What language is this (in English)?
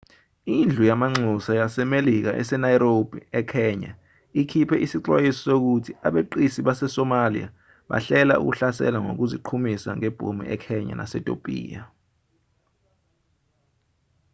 Zulu